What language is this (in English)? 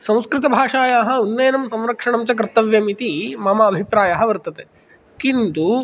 Sanskrit